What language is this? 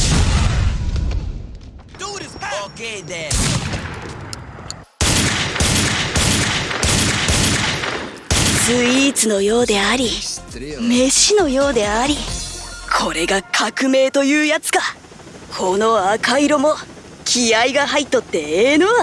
Japanese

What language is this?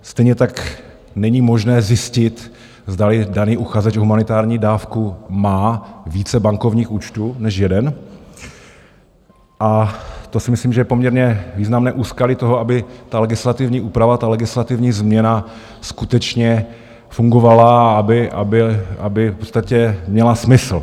Czech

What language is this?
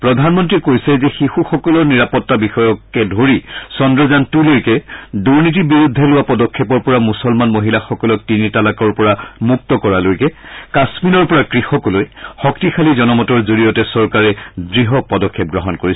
Assamese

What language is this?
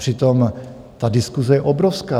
Czech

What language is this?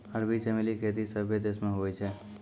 Maithili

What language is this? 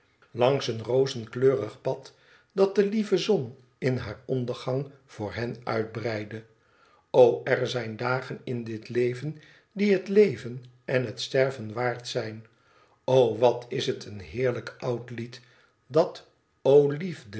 Dutch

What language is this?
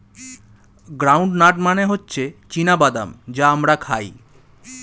Bangla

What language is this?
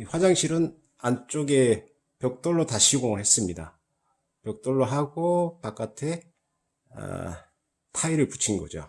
Korean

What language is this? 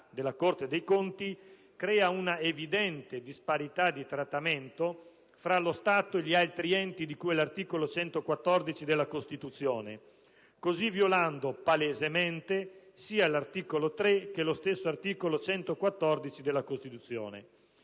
Italian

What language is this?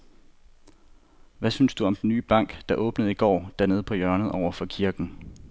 Danish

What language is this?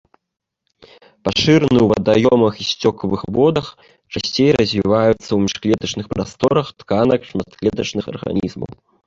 Belarusian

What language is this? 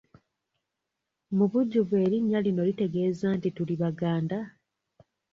Ganda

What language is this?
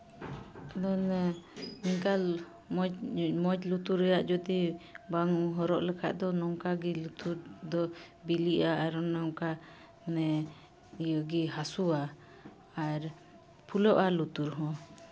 Santali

